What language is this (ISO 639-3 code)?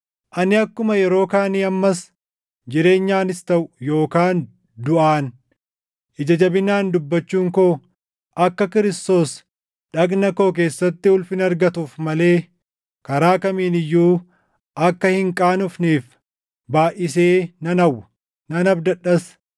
orm